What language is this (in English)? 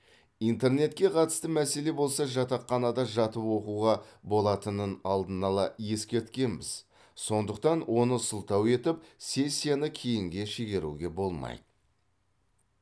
Kazakh